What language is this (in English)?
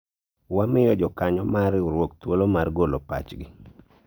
Luo (Kenya and Tanzania)